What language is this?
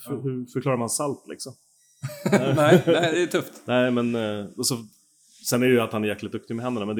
Swedish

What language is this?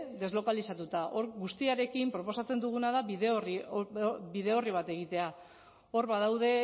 Basque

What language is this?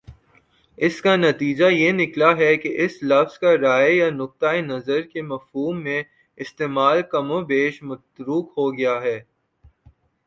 Urdu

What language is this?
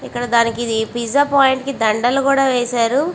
Telugu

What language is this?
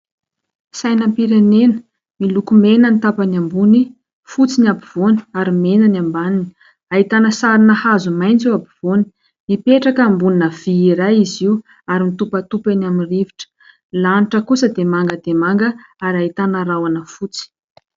Malagasy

